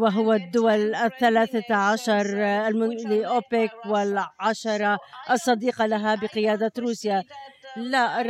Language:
Arabic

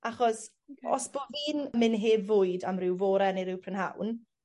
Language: Welsh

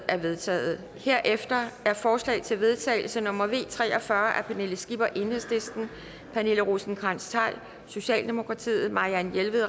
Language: Danish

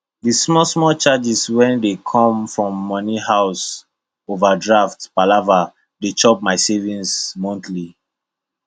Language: Nigerian Pidgin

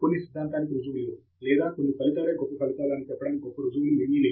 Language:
Telugu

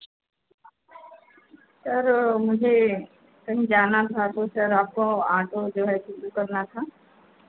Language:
Hindi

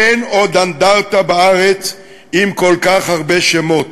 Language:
Hebrew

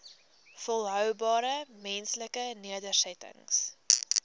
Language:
Afrikaans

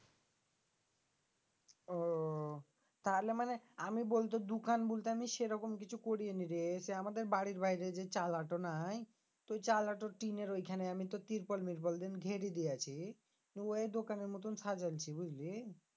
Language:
Bangla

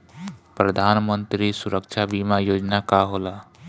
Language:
Bhojpuri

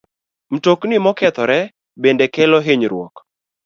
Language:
Luo (Kenya and Tanzania)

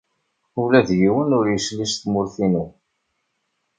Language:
Kabyle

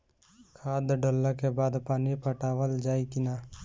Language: Bhojpuri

